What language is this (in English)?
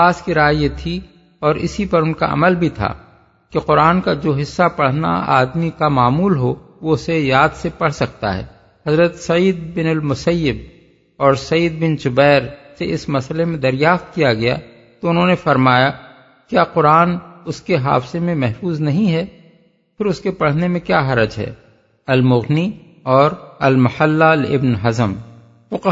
Urdu